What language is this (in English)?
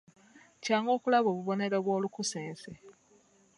Ganda